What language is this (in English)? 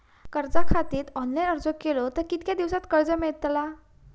Marathi